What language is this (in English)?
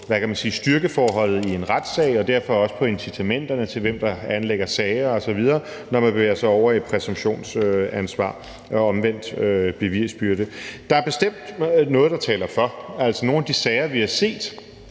Danish